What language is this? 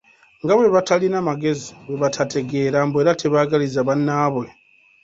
Ganda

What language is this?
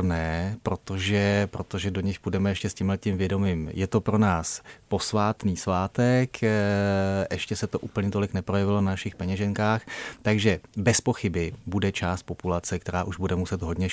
Czech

